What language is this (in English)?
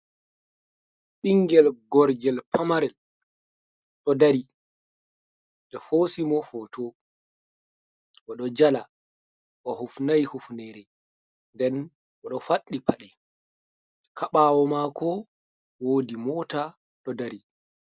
Fula